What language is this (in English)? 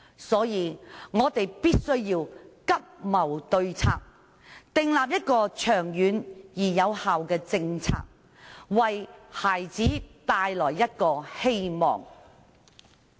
Cantonese